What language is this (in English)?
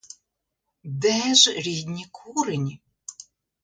Ukrainian